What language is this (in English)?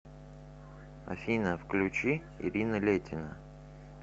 Russian